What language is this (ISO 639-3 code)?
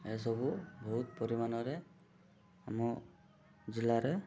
ori